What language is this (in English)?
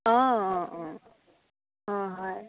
Assamese